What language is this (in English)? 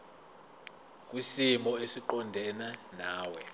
Zulu